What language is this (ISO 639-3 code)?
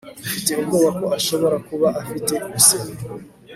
kin